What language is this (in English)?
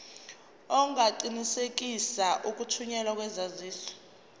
Zulu